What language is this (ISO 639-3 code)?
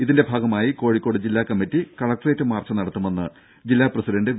mal